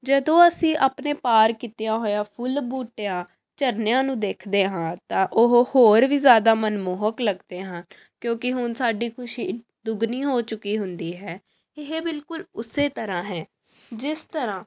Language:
Punjabi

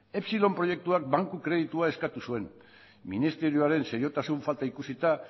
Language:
Basque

